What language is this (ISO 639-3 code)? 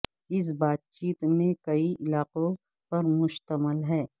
urd